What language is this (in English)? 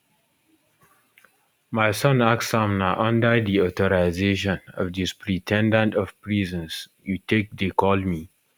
Nigerian Pidgin